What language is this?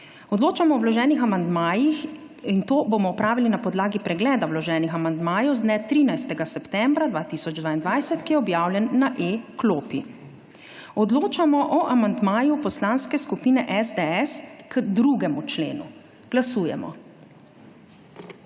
Slovenian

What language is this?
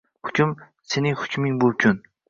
Uzbek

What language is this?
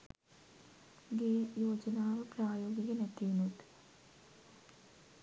Sinhala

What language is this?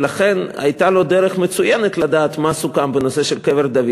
Hebrew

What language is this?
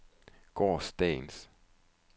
Danish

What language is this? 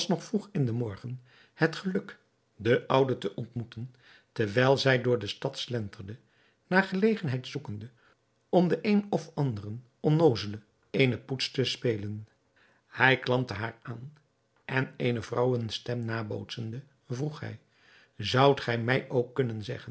Dutch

